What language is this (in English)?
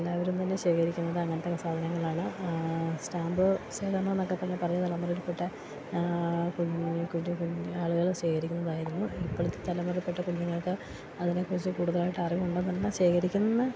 Malayalam